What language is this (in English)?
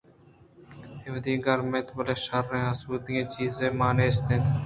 Eastern Balochi